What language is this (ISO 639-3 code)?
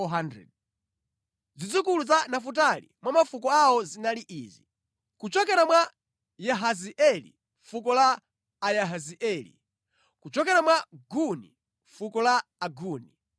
nya